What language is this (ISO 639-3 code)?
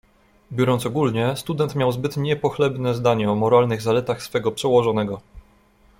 pol